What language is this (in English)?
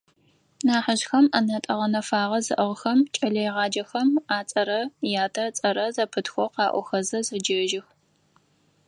Adyghe